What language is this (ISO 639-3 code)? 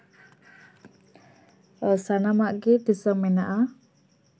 sat